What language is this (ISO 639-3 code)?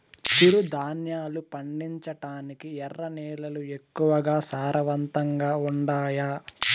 tel